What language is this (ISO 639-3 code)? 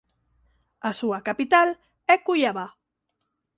glg